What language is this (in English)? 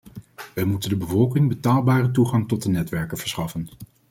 Dutch